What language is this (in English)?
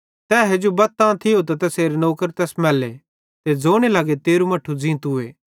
Bhadrawahi